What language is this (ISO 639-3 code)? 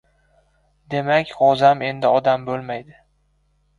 uzb